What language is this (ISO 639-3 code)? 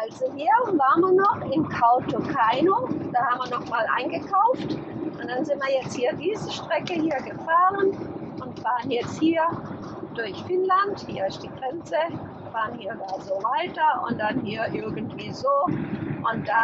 deu